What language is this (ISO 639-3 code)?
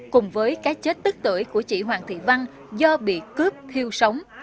vie